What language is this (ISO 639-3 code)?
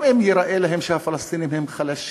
heb